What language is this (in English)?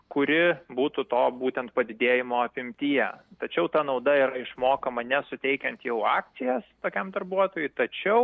Lithuanian